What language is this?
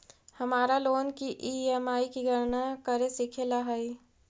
Magahi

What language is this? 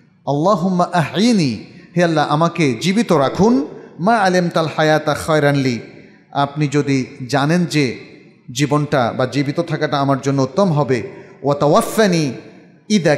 Arabic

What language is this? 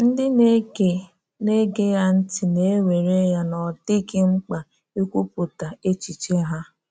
Igbo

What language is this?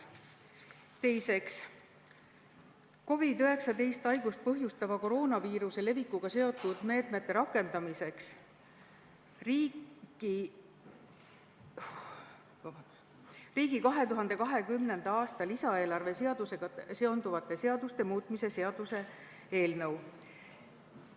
Estonian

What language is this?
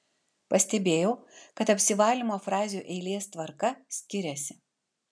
Lithuanian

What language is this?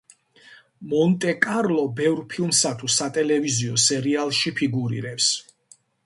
Georgian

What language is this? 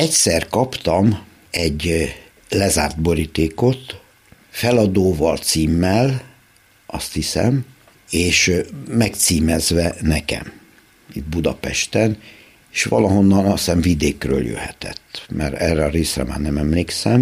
Hungarian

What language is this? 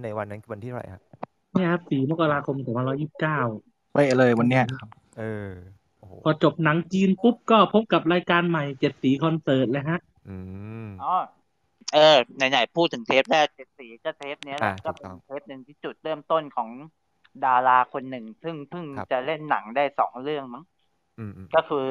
Thai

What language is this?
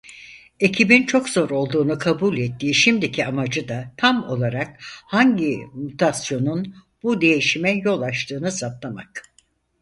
Turkish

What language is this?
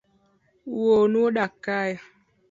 Luo (Kenya and Tanzania)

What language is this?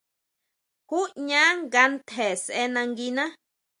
Huautla Mazatec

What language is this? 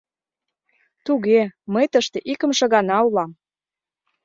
Mari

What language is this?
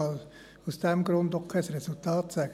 Swiss German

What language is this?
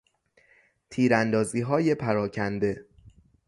Persian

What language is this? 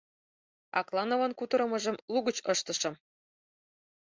Mari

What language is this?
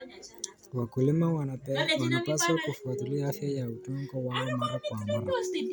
Kalenjin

